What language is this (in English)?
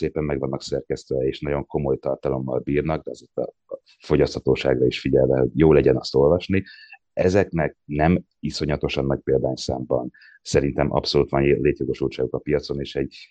Hungarian